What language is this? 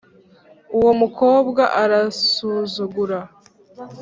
Kinyarwanda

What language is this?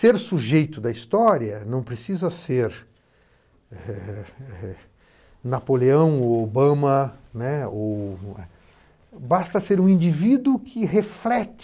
Portuguese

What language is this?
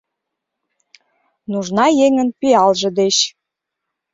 Mari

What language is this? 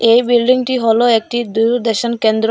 Bangla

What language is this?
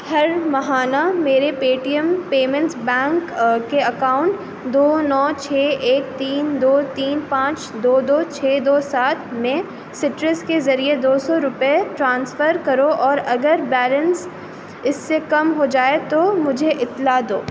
Urdu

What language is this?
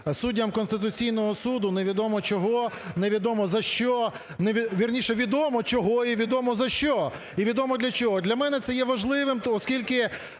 Ukrainian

